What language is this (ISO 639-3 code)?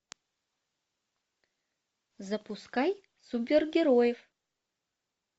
rus